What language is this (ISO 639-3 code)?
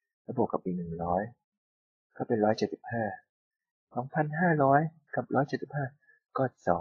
tha